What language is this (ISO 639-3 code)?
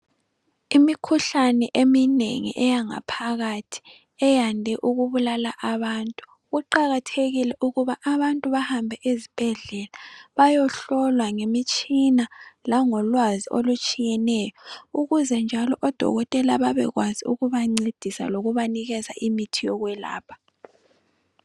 nde